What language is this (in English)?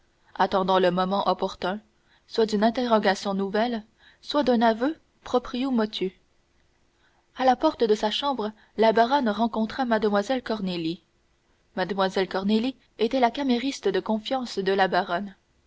French